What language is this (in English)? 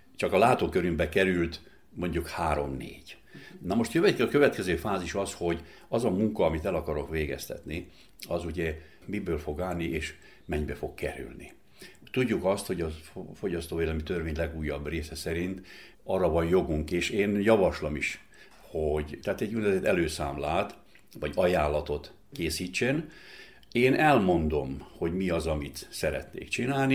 Hungarian